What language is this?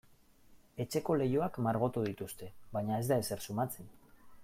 Basque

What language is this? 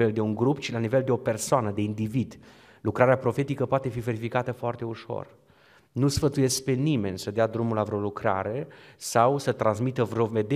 Romanian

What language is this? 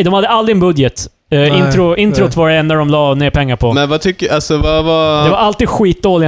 Swedish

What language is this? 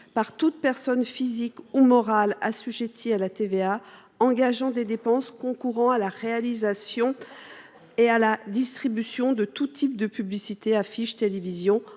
French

